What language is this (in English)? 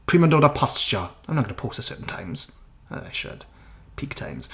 Welsh